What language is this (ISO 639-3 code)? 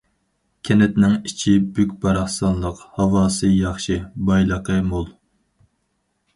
uig